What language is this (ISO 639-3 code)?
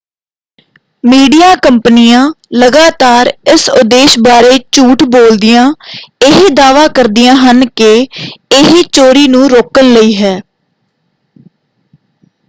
pan